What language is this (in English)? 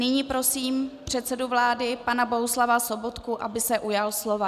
Czech